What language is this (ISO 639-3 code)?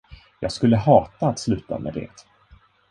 swe